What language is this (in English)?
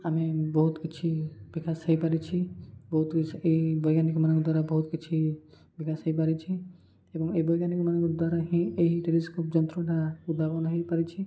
Odia